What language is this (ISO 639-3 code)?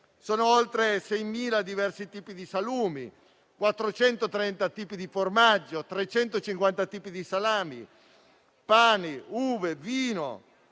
ita